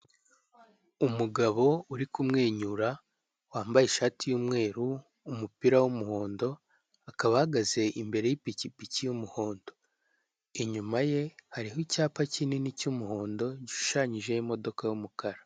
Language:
Kinyarwanda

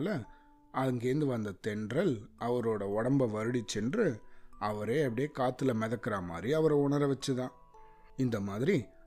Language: Tamil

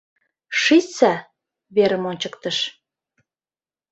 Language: Mari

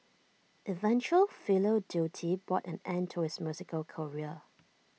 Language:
English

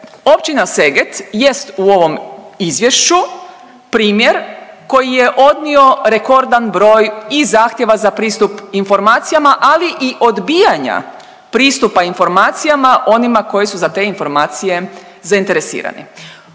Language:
Croatian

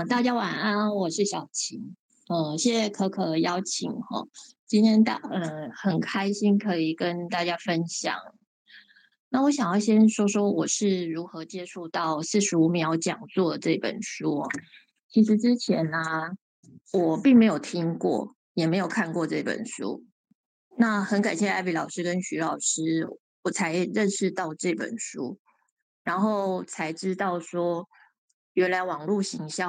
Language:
Chinese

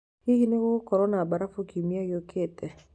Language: Kikuyu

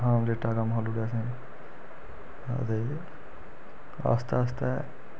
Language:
Dogri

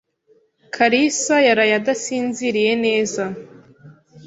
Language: Kinyarwanda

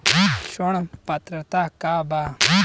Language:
Bhojpuri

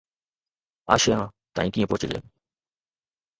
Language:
Sindhi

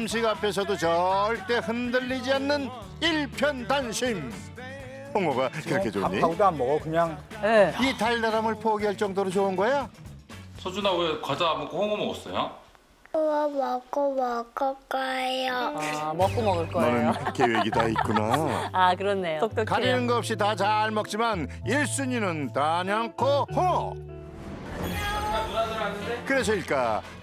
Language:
Korean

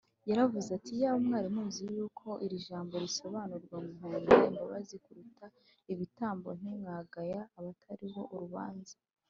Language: Kinyarwanda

